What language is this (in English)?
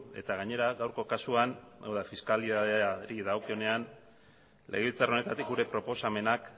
Basque